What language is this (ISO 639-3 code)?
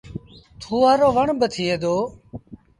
sbn